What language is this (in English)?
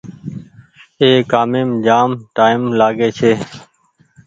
Goaria